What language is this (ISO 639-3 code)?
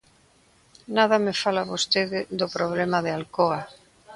glg